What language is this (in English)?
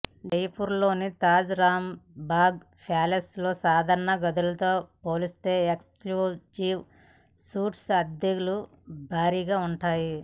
Telugu